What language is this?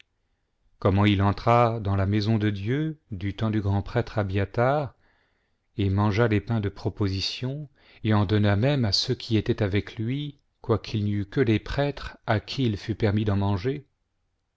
French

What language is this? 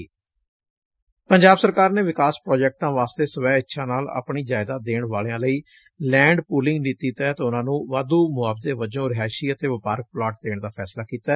Punjabi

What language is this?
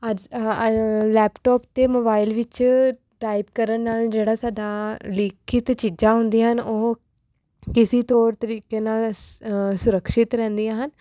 Punjabi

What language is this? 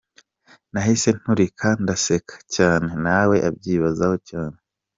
Kinyarwanda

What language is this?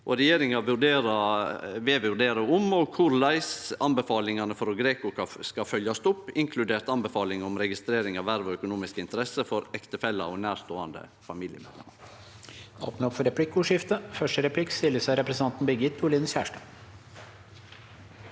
Norwegian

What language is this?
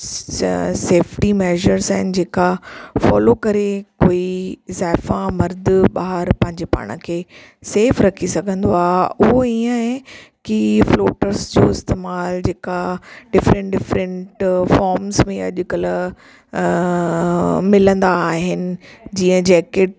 Sindhi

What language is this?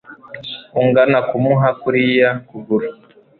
Kinyarwanda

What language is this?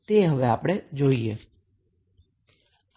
Gujarati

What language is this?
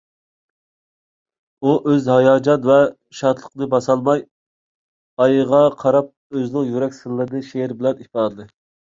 Uyghur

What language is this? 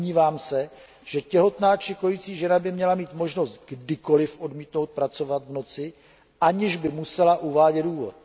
Czech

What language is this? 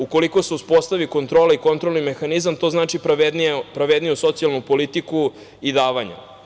Serbian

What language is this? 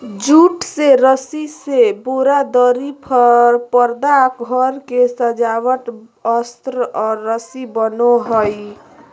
Magahi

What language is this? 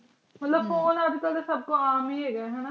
Punjabi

